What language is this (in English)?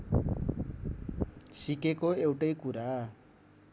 Nepali